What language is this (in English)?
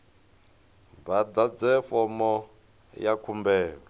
Venda